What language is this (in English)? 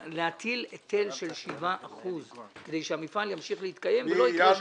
Hebrew